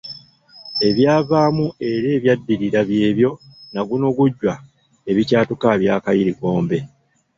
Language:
Ganda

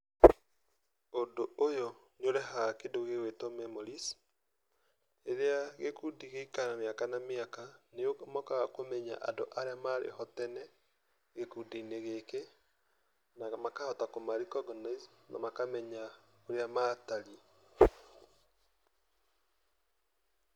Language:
Kikuyu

